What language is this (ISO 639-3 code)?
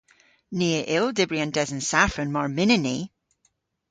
cor